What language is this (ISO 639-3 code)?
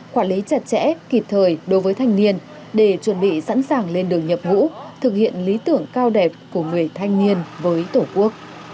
vie